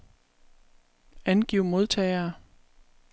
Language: Danish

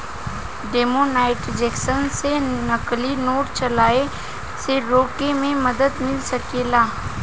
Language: Bhojpuri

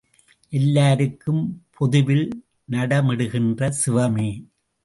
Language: Tamil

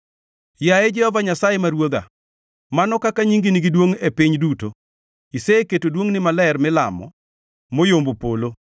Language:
Luo (Kenya and Tanzania)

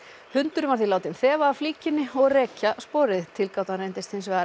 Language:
Icelandic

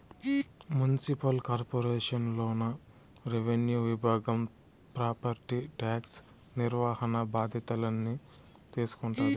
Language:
Telugu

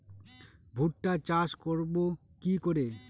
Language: Bangla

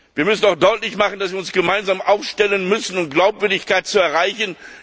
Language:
German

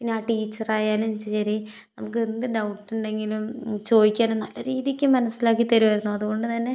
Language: Malayalam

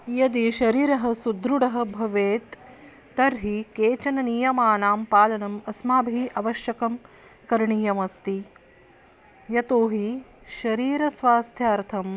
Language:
Sanskrit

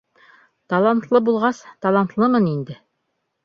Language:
Bashkir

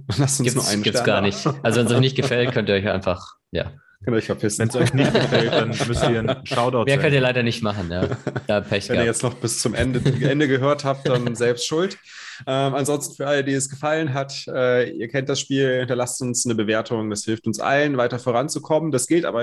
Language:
German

